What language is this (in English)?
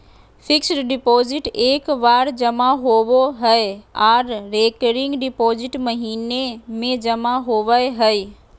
Magahi